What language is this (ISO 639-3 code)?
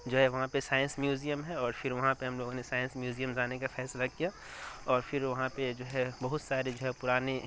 urd